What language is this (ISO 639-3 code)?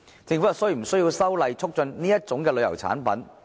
yue